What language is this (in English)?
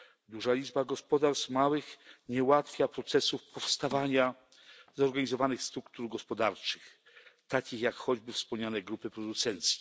Polish